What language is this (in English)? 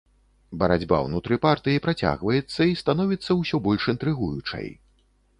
Belarusian